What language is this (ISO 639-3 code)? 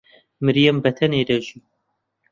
ckb